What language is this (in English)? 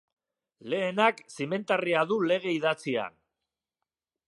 Basque